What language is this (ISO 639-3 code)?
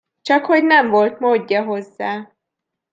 hun